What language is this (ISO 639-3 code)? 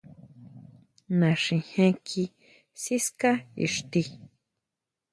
mau